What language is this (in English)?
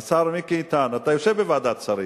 Hebrew